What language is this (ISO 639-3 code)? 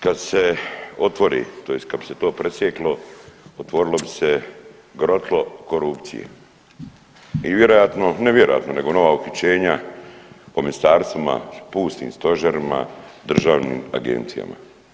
hrv